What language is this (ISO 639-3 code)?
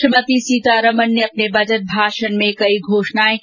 hin